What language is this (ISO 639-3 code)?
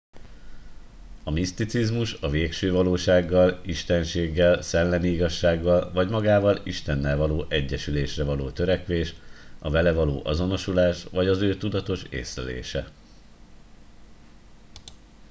hun